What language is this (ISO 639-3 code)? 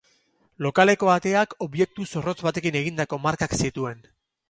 eus